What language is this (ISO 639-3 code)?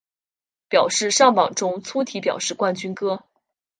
zho